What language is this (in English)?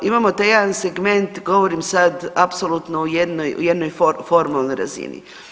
Croatian